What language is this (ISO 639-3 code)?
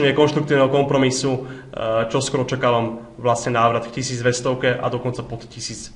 slk